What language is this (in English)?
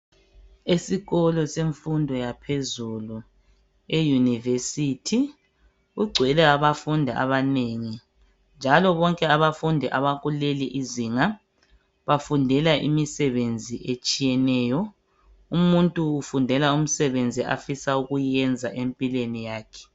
North Ndebele